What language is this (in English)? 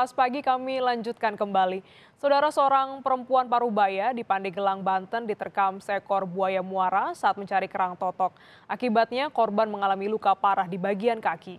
Indonesian